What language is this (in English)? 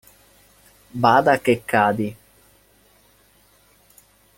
Italian